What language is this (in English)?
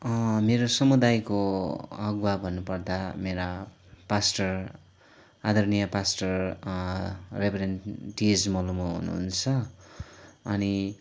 Nepali